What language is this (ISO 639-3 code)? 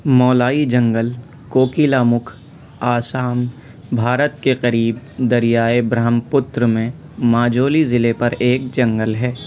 urd